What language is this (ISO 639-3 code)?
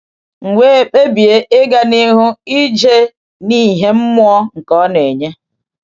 ibo